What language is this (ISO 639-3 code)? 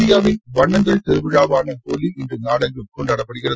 tam